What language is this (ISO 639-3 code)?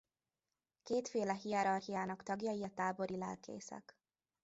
hun